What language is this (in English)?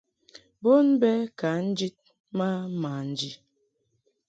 Mungaka